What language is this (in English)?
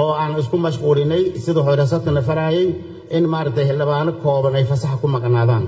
Arabic